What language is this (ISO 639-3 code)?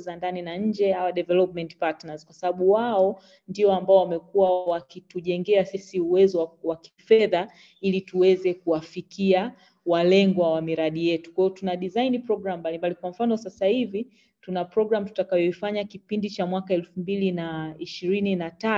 swa